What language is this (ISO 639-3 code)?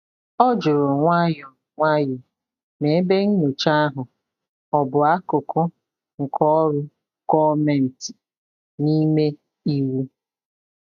ibo